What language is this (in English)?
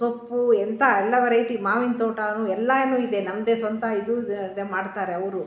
Kannada